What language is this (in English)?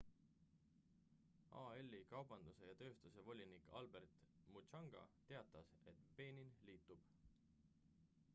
Estonian